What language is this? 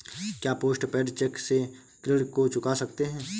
Hindi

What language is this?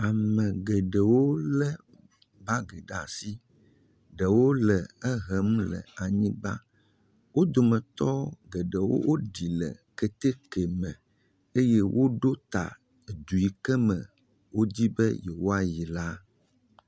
Ewe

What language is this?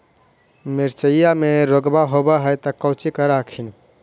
Magahi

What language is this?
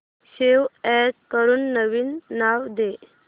Marathi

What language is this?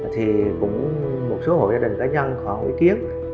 Vietnamese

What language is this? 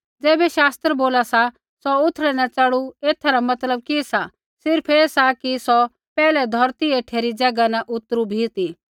Kullu Pahari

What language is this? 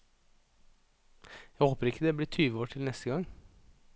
Norwegian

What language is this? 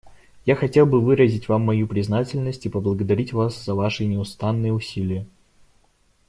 Russian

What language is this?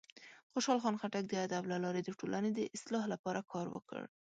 Pashto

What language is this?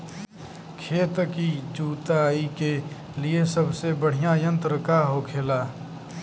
Bhojpuri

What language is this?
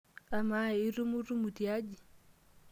Masai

